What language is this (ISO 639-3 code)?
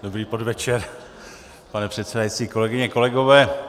ces